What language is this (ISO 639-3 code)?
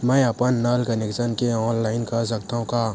hne